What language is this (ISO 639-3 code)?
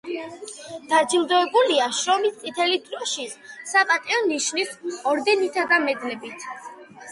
kat